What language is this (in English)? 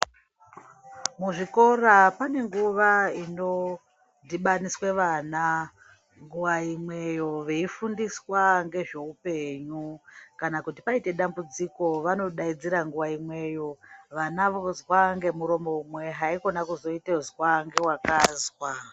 Ndau